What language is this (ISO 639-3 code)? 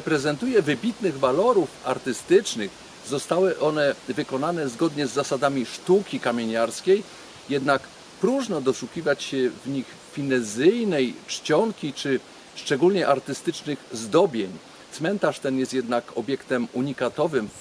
pol